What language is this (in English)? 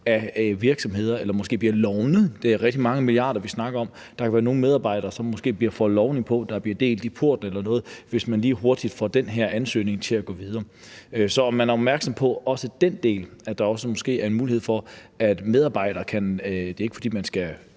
Danish